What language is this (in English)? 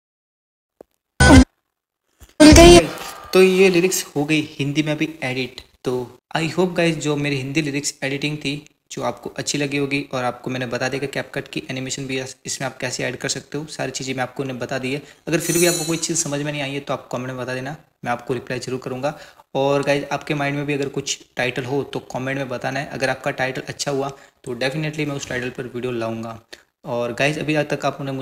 Hindi